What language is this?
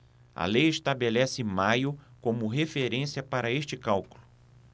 Portuguese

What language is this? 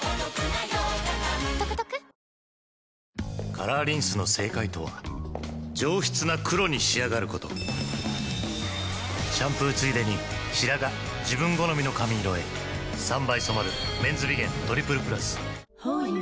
Japanese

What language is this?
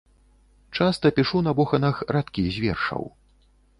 Belarusian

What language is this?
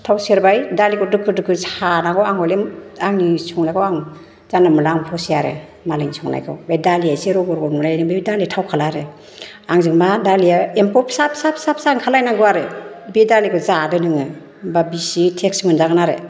Bodo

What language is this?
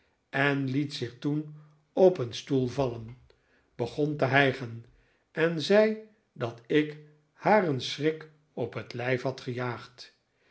Dutch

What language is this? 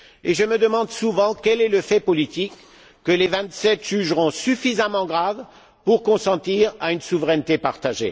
French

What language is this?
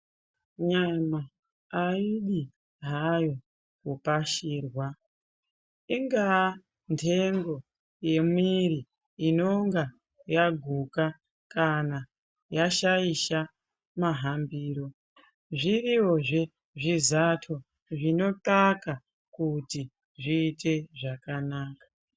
Ndau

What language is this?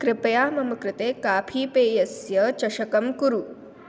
Sanskrit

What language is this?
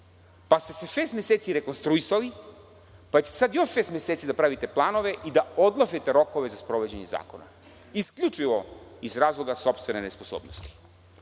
Serbian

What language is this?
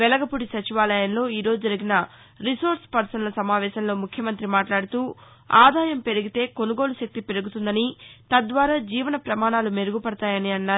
Telugu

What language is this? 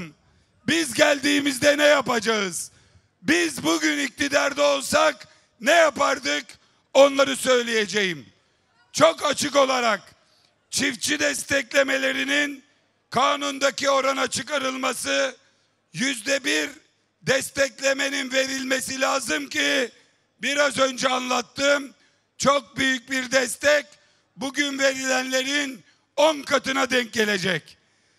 Turkish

